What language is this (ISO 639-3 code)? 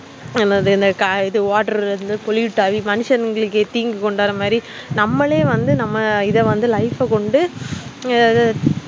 tam